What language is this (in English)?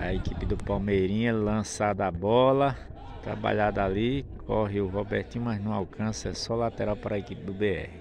Portuguese